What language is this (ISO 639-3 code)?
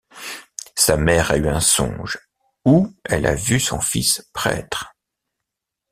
fra